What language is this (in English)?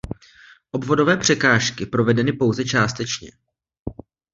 Czech